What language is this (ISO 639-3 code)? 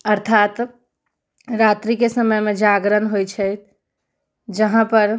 mai